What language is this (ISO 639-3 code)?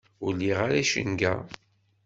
kab